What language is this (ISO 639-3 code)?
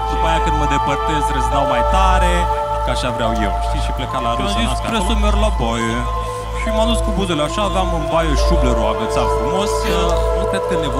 ron